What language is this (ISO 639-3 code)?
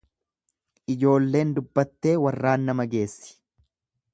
orm